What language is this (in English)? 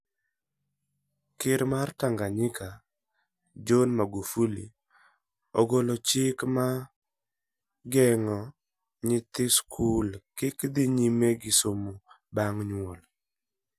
Luo (Kenya and Tanzania)